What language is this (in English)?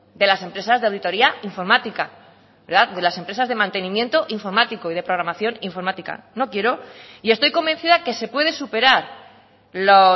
Spanish